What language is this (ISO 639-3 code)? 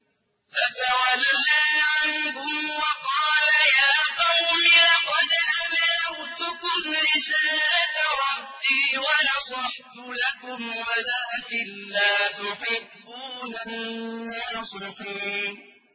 ara